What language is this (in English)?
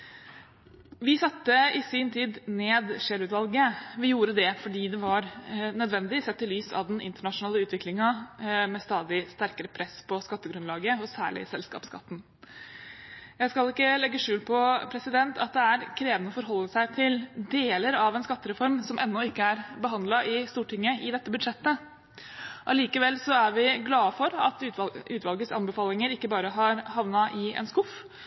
Norwegian Bokmål